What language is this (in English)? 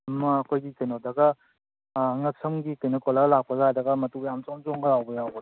Manipuri